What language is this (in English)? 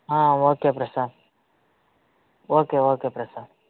Telugu